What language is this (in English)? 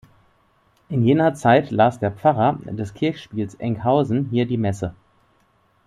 German